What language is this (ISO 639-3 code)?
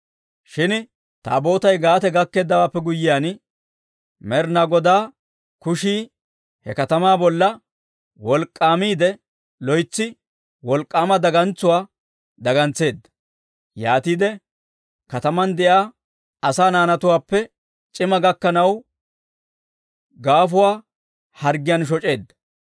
dwr